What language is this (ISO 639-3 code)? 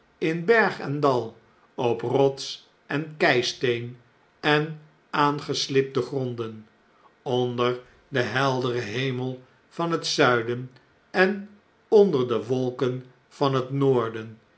nld